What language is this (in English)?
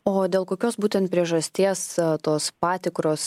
Lithuanian